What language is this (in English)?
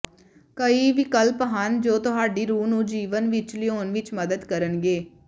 Punjabi